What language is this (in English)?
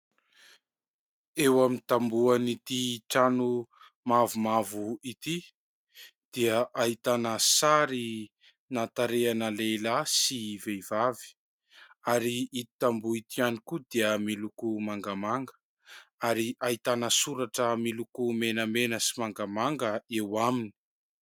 Malagasy